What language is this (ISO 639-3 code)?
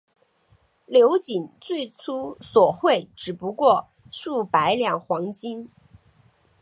zho